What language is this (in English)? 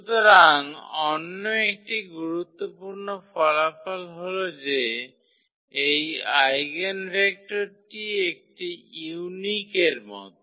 Bangla